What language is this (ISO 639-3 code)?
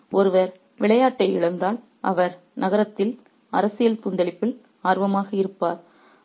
tam